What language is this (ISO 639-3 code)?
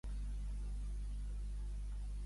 cat